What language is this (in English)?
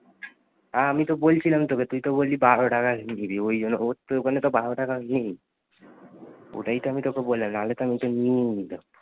Bangla